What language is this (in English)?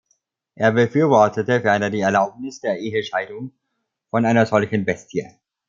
German